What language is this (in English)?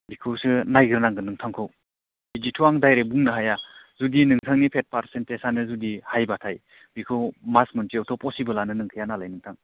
Bodo